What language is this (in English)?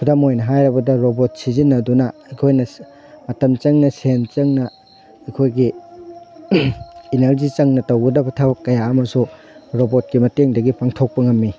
Manipuri